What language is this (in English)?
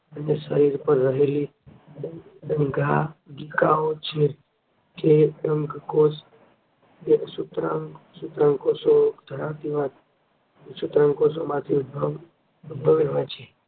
Gujarati